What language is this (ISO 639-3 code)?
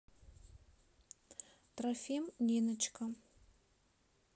rus